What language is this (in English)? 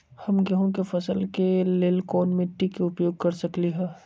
Magahi